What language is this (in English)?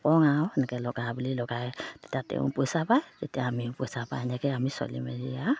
Assamese